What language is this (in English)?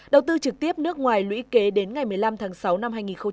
Vietnamese